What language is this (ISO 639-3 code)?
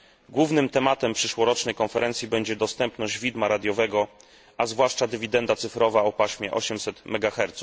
pol